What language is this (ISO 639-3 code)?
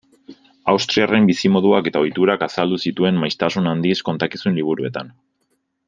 eus